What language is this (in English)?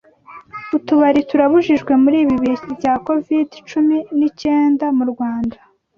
Kinyarwanda